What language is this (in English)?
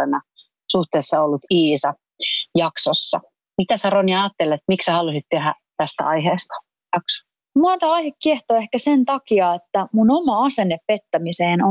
Finnish